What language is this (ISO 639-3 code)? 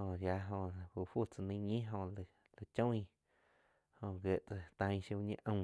chq